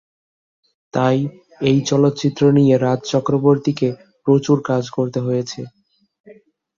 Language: Bangla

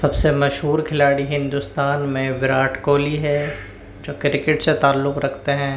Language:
Urdu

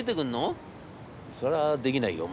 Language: Japanese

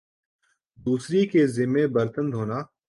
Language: Urdu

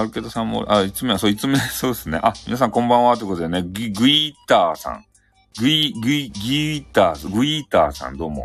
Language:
Japanese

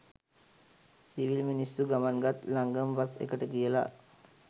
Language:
Sinhala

